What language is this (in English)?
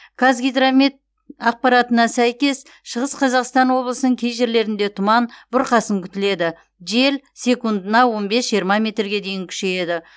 Kazakh